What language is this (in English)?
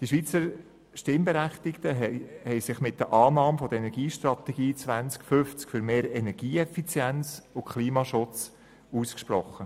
Swiss German